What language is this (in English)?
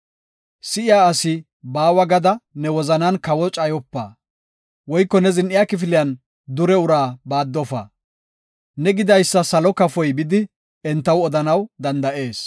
Gofa